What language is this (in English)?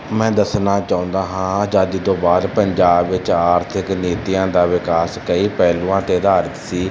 Punjabi